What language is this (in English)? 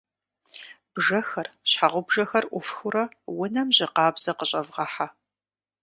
Kabardian